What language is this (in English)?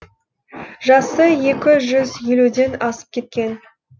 Kazakh